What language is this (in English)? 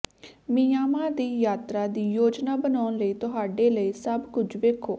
Punjabi